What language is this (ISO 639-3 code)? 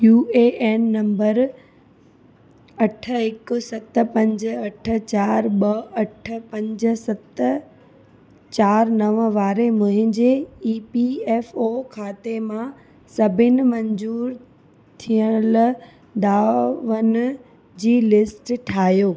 snd